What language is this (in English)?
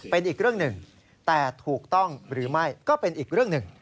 Thai